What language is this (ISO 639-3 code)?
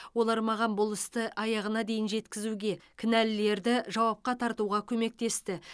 kaz